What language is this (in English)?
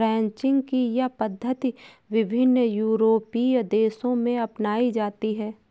Hindi